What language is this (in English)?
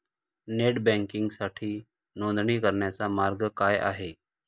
Marathi